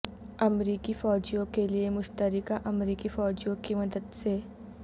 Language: Urdu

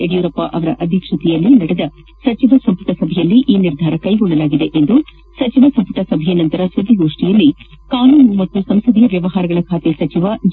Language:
Kannada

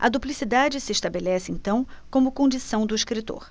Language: Portuguese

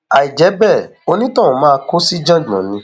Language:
Yoruba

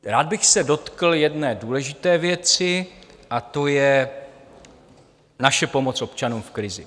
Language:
Czech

